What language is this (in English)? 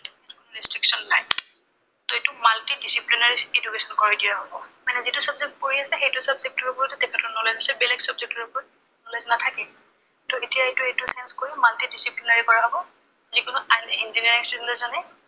Assamese